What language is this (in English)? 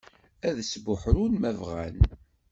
Kabyle